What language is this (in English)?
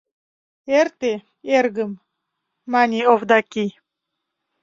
Mari